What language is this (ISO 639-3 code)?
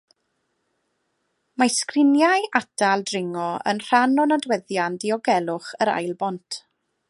cym